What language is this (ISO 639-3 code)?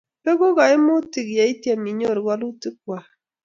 kln